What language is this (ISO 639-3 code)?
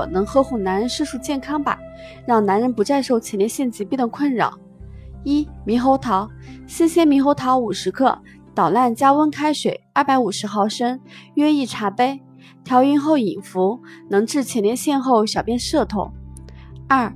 zho